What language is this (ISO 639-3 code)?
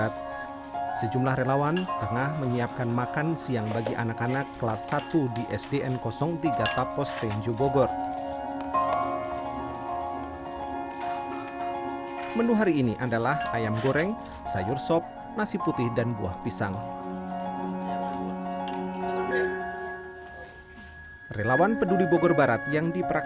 ind